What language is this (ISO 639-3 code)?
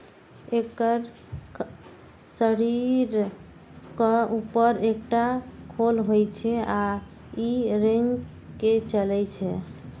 mai